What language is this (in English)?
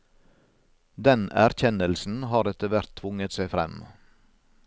Norwegian